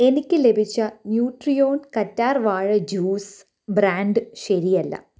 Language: Malayalam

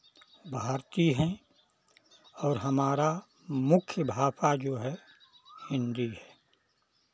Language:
Hindi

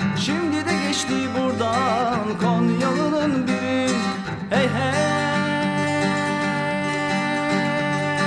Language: Turkish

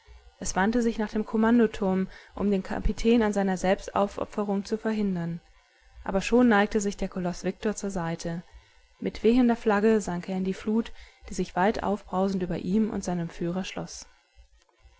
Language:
German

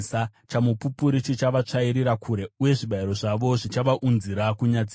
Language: Shona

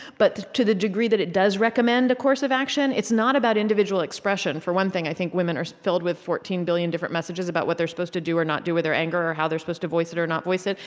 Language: English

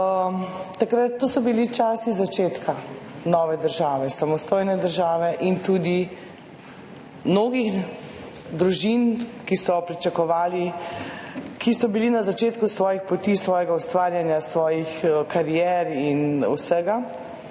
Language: Slovenian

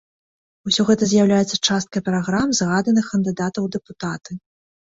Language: Belarusian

